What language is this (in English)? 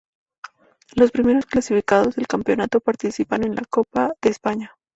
Spanish